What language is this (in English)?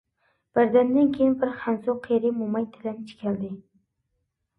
Uyghur